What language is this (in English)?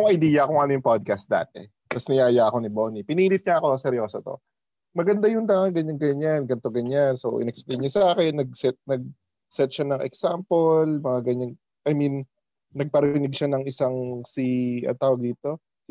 Filipino